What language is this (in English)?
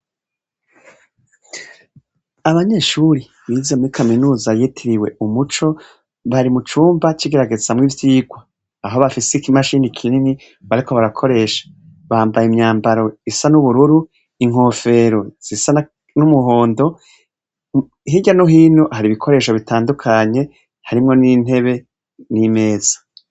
Rundi